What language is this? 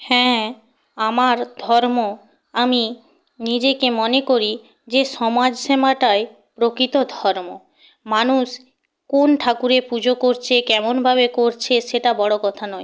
Bangla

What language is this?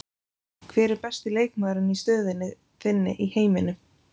Icelandic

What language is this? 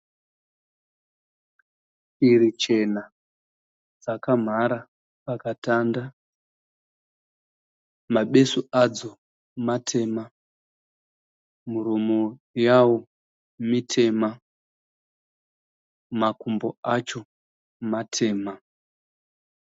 Shona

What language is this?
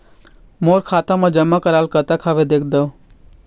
Chhattisgarhi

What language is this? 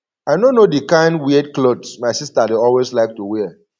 Nigerian Pidgin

